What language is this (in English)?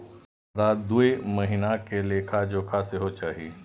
Maithili